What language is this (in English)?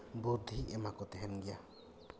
Santali